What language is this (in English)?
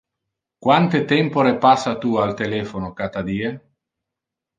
Interlingua